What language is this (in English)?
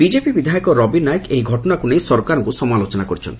Odia